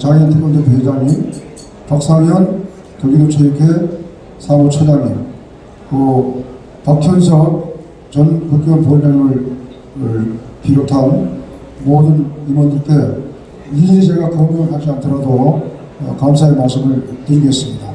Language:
Korean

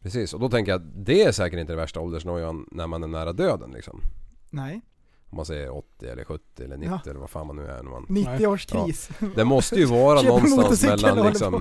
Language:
Swedish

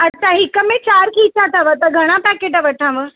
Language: Sindhi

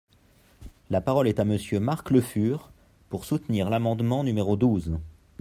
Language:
French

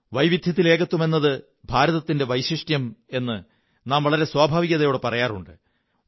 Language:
Malayalam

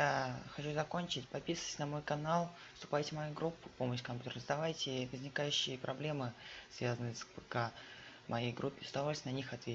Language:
Russian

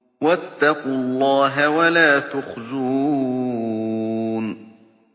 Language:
Arabic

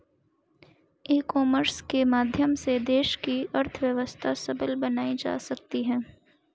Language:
Hindi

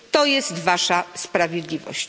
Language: Polish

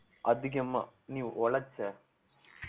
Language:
Tamil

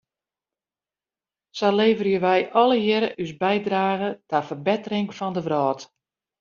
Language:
Western Frisian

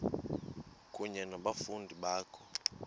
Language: Xhosa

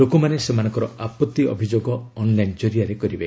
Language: Odia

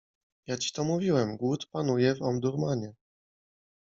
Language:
Polish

